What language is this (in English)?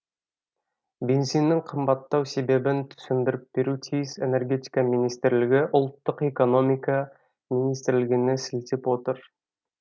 Kazakh